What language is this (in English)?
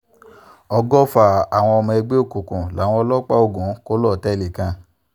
Yoruba